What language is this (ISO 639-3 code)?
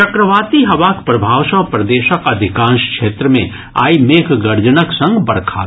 mai